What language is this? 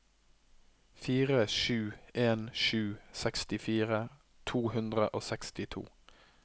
Norwegian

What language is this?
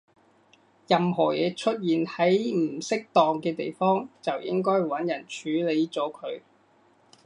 Cantonese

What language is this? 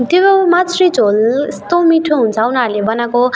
Nepali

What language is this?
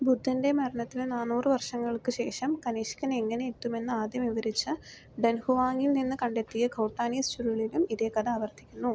Malayalam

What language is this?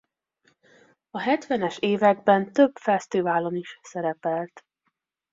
Hungarian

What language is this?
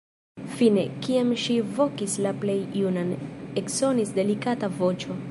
Esperanto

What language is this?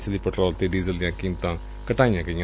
Punjabi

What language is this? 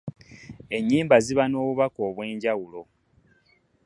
Ganda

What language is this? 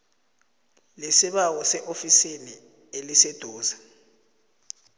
South Ndebele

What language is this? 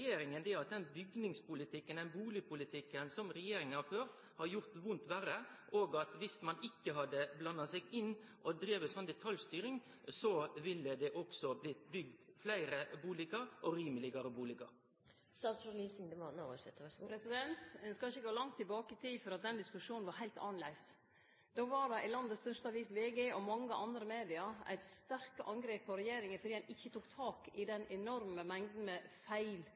Norwegian Nynorsk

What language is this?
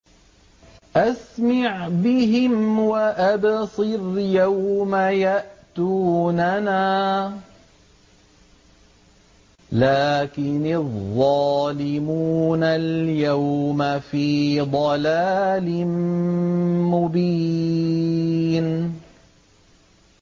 Arabic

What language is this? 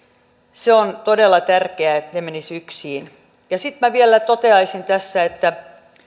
Finnish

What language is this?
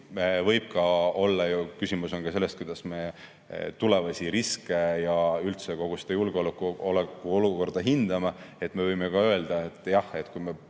Estonian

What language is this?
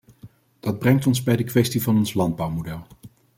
Dutch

